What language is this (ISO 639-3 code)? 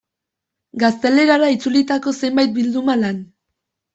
eus